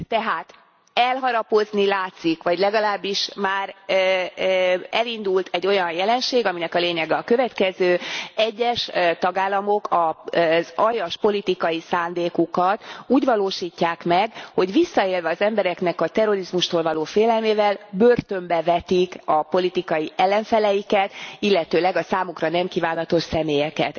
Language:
Hungarian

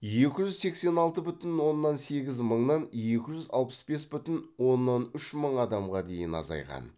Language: Kazakh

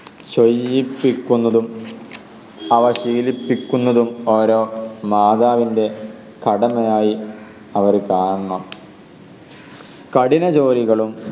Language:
Malayalam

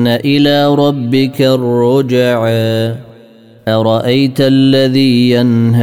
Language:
Arabic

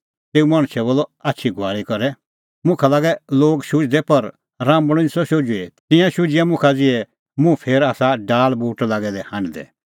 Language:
Kullu Pahari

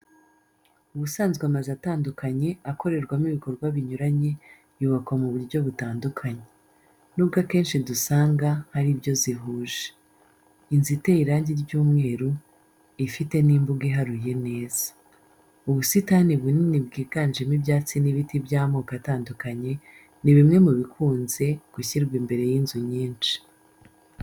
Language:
Kinyarwanda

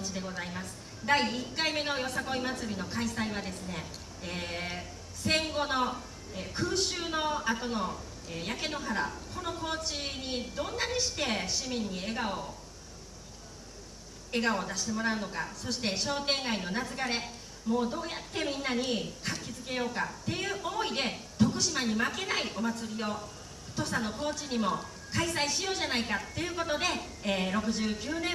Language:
Japanese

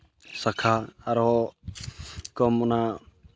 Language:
Santali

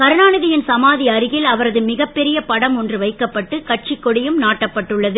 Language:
Tamil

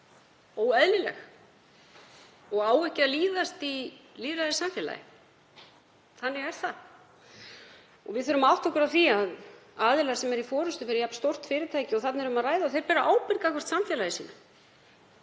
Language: Icelandic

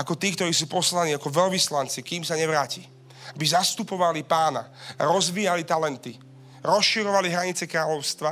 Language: Slovak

